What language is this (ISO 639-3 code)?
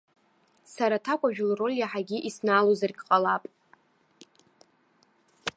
abk